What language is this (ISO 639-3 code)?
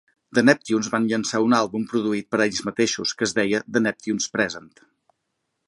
cat